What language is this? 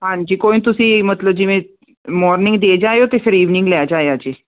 Punjabi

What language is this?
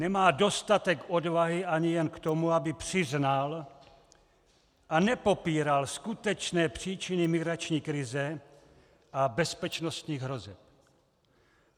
Czech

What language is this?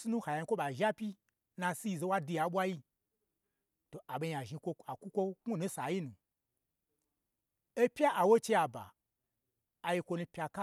Gbagyi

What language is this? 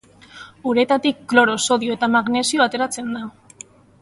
Basque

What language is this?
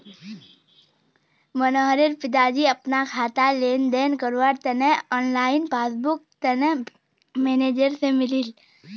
Magahi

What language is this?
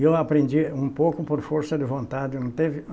Portuguese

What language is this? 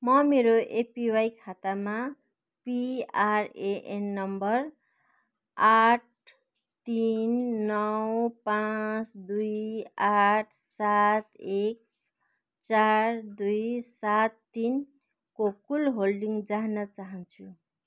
Nepali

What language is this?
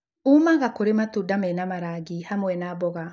Kikuyu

